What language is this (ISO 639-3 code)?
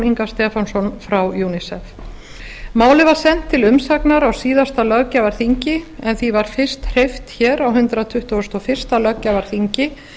isl